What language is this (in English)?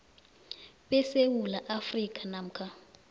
South Ndebele